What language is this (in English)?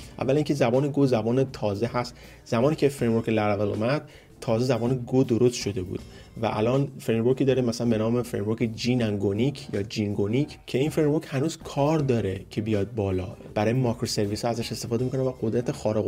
Persian